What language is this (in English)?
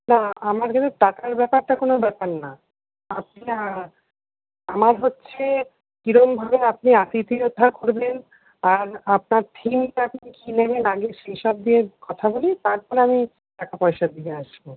Bangla